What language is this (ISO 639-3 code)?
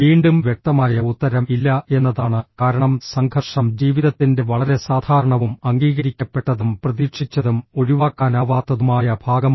mal